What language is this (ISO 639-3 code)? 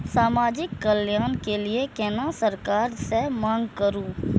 mai